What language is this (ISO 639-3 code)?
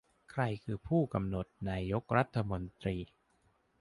tha